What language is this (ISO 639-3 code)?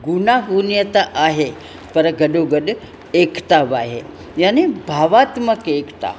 snd